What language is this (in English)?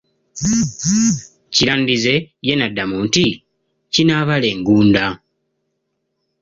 Ganda